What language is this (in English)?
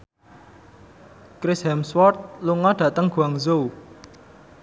Javanese